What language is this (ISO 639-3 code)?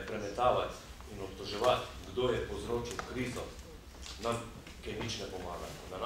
ukr